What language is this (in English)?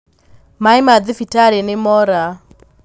Kikuyu